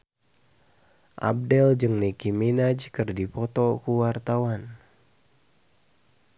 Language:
Sundanese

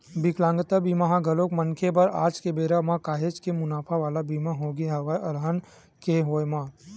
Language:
Chhattisgarhi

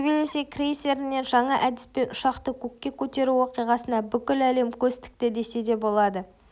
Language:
Kazakh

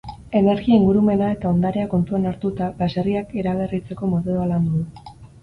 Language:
Basque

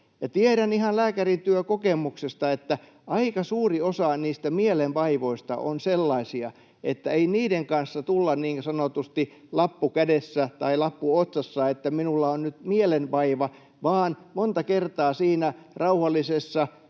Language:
Finnish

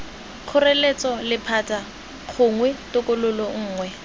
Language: Tswana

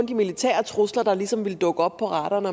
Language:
Danish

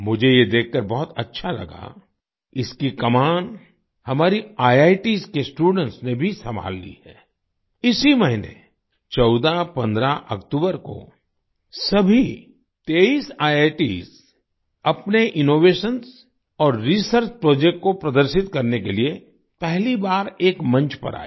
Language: Hindi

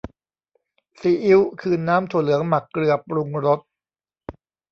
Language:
Thai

